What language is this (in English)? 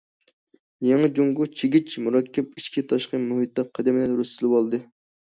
Uyghur